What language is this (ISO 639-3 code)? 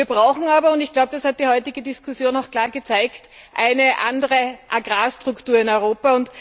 deu